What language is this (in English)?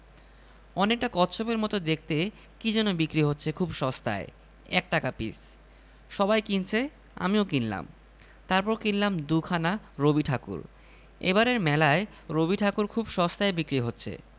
Bangla